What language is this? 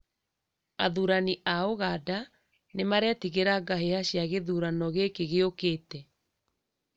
Kikuyu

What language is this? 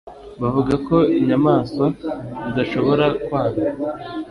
Kinyarwanda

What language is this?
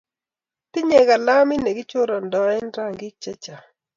Kalenjin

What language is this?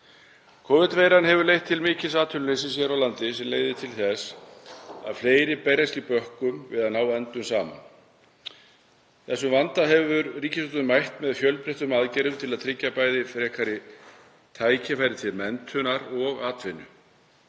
Icelandic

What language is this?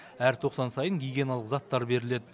Kazakh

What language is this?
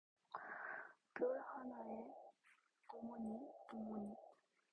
Korean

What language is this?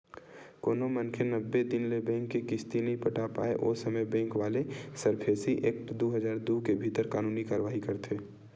Chhattisgarhi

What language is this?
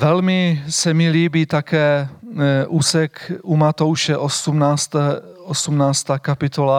Czech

